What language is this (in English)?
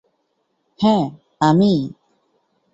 Bangla